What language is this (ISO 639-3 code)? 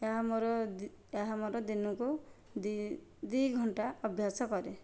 ori